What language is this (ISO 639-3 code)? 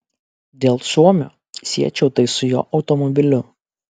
lit